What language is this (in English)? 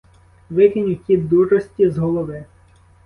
Ukrainian